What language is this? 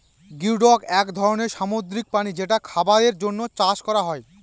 Bangla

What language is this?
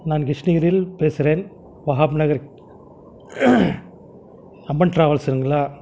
Tamil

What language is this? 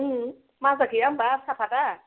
Bodo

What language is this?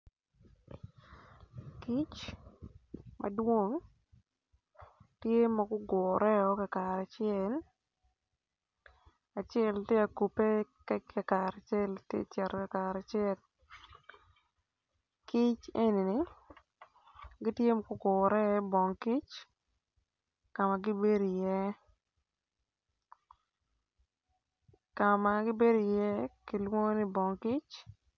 Acoli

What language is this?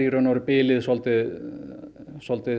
Icelandic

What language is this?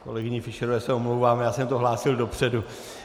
Czech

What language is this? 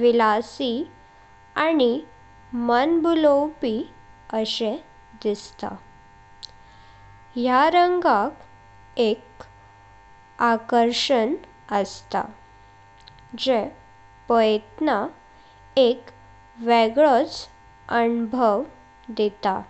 Konkani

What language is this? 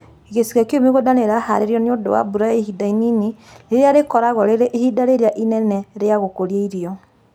Kikuyu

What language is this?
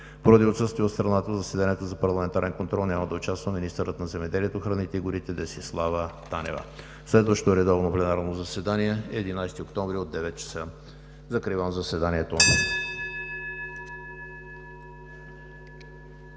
Bulgarian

